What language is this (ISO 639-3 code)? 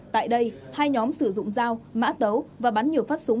vie